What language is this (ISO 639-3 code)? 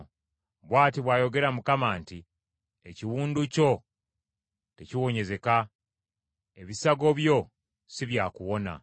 lug